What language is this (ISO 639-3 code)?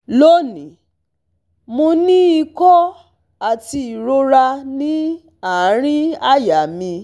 yor